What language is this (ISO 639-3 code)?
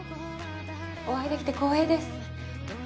jpn